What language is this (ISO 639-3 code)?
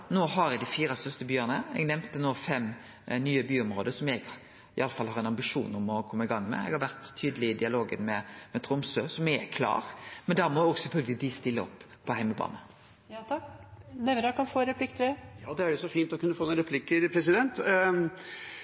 nor